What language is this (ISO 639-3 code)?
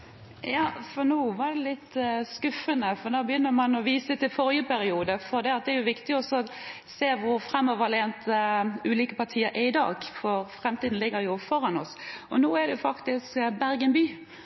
nob